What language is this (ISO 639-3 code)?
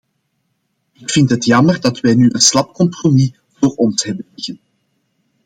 nld